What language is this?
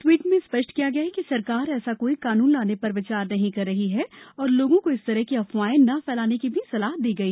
Hindi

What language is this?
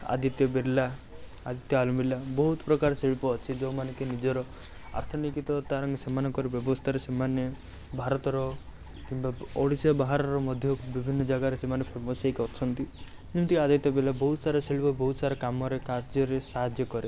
Odia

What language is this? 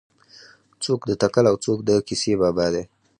Pashto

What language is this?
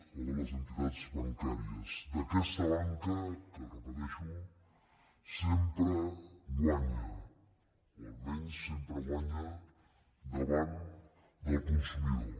Catalan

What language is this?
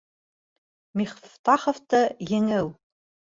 Bashkir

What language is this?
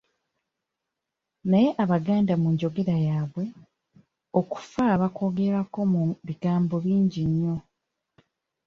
Ganda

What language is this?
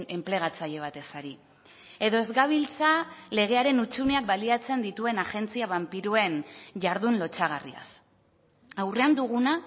Basque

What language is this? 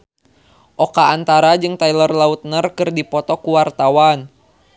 Sundanese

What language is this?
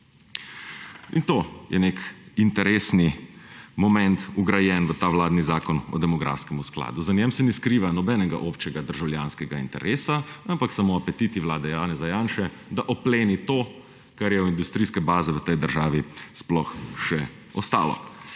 Slovenian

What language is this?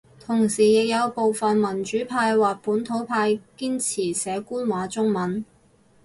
Cantonese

